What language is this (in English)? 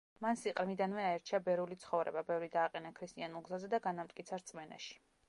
Georgian